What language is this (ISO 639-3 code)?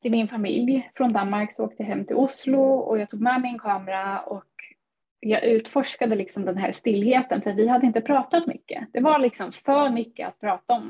swe